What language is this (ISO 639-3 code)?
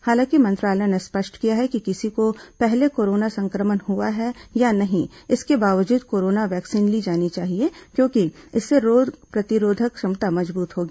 hin